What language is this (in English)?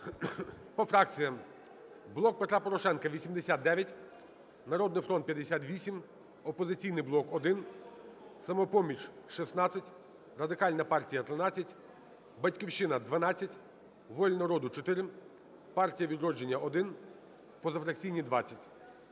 Ukrainian